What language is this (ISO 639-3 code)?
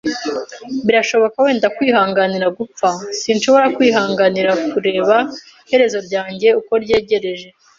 kin